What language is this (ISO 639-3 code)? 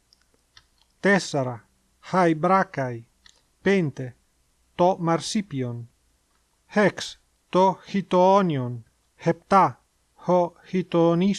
ell